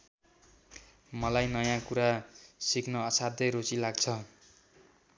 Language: Nepali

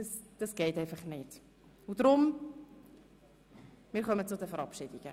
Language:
Swiss German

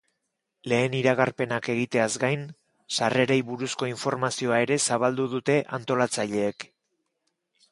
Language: Basque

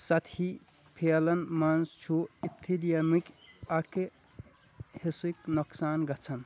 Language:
Kashmiri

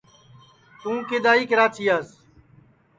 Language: Sansi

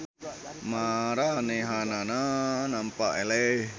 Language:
Sundanese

